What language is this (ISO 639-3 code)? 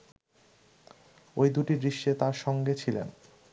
ben